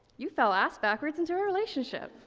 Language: English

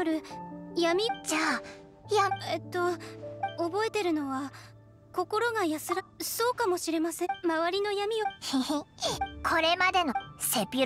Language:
Japanese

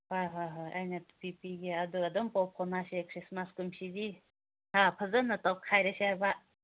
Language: Manipuri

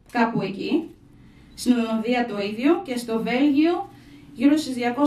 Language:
Greek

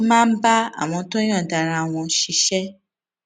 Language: Yoruba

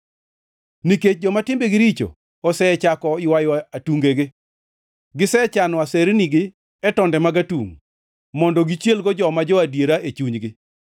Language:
Luo (Kenya and Tanzania)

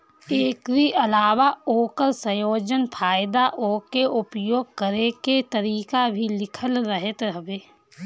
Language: Bhojpuri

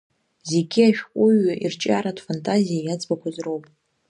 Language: Abkhazian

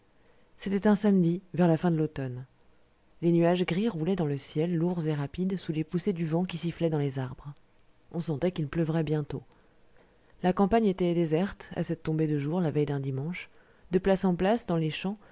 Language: French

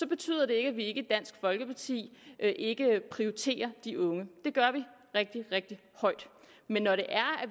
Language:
Danish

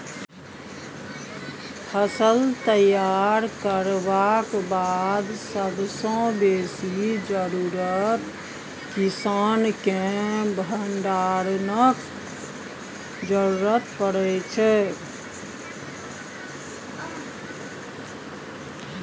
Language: Maithili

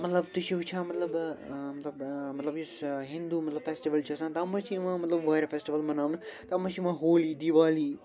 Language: Kashmiri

